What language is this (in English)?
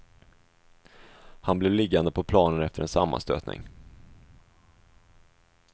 Swedish